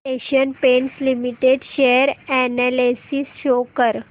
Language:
Marathi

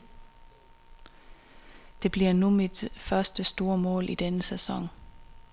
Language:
Danish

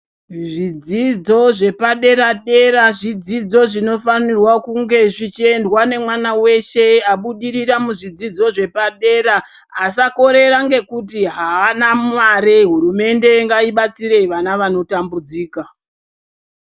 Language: Ndau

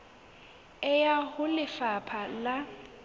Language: Southern Sotho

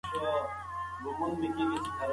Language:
Pashto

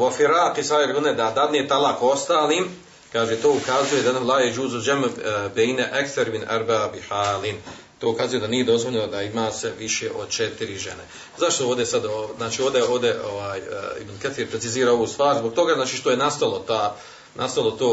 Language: Croatian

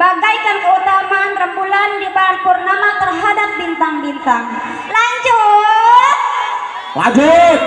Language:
Indonesian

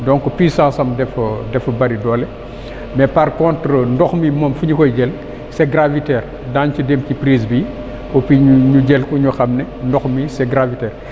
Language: Wolof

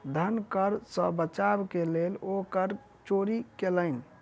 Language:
Maithili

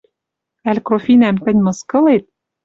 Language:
Western Mari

